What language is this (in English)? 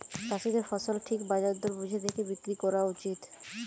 Bangla